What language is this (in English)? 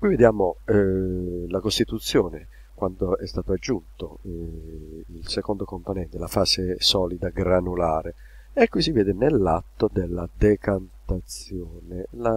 Italian